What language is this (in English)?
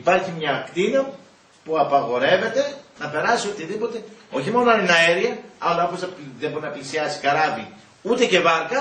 Greek